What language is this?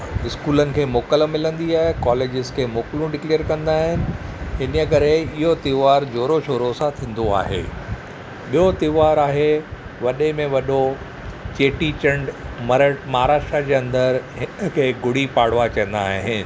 Sindhi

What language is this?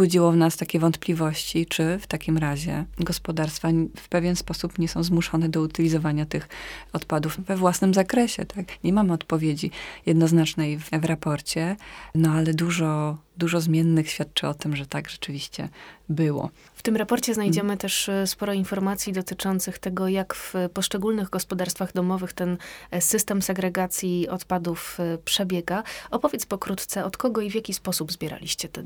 Polish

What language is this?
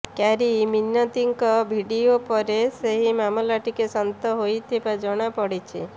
Odia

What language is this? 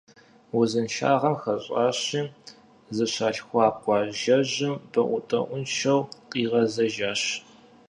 Kabardian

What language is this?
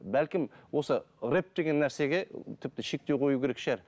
Kazakh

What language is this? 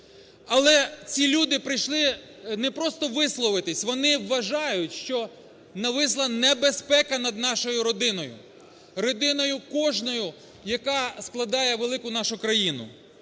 Ukrainian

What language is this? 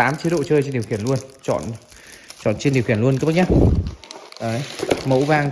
Vietnamese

